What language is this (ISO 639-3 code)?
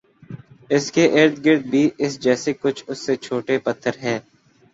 urd